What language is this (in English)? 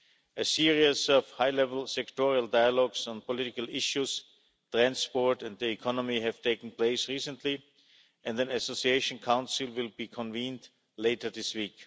English